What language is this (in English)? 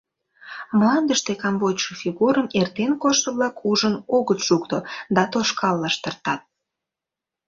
Mari